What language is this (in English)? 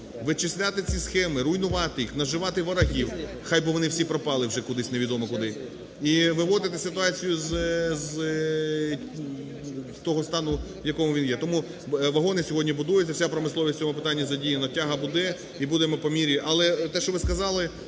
Ukrainian